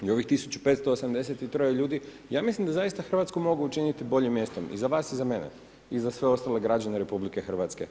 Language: Croatian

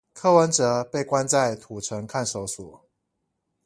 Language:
Chinese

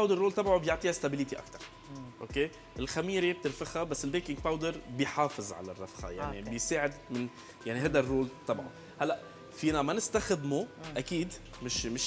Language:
Arabic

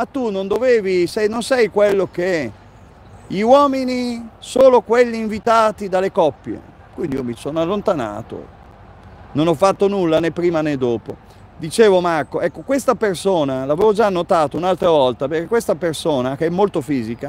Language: Italian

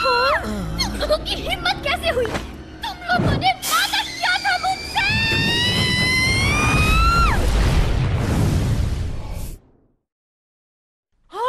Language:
Hindi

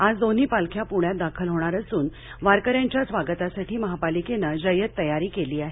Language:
Marathi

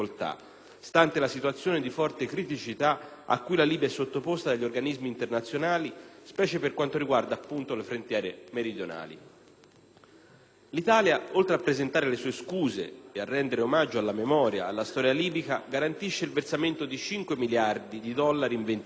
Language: Italian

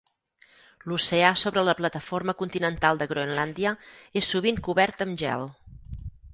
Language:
Catalan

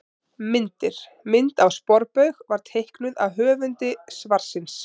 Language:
Icelandic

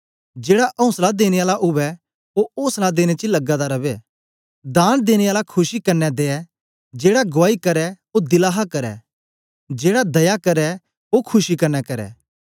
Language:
Dogri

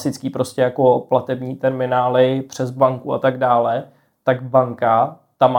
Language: Czech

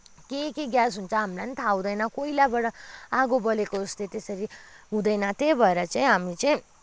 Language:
Nepali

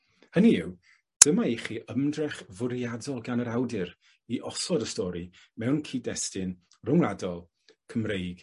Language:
Welsh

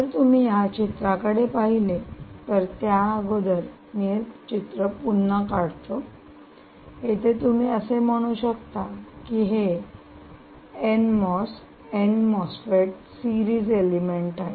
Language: Marathi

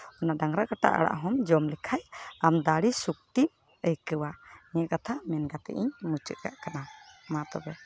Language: Santali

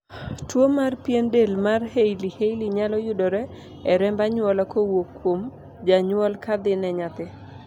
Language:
Luo (Kenya and Tanzania)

